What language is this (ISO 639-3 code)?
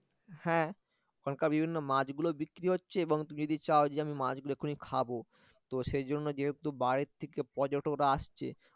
ben